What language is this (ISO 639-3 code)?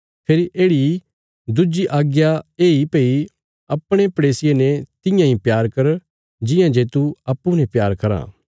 kfs